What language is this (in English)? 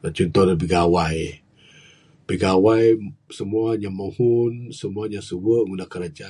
Bukar-Sadung Bidayuh